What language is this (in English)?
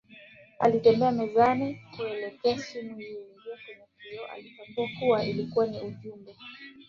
Swahili